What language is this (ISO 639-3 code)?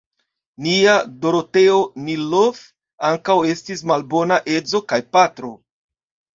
epo